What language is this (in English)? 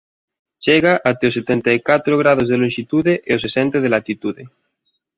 Galician